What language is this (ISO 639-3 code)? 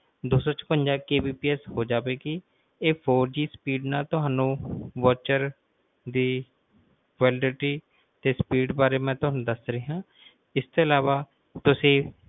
pan